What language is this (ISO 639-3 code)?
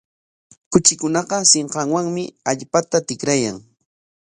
qwa